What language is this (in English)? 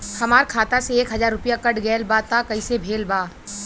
Bhojpuri